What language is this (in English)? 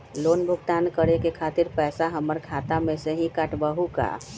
Magahi